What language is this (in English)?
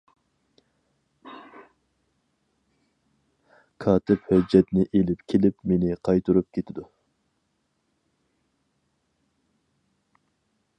Uyghur